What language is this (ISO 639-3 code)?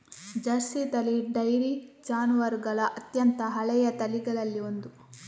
kan